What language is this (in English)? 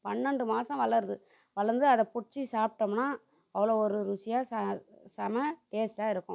Tamil